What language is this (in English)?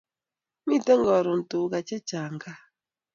Kalenjin